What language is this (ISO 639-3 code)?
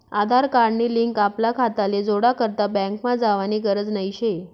mar